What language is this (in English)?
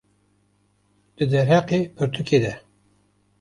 Kurdish